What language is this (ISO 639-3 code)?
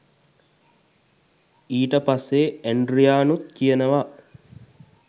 sin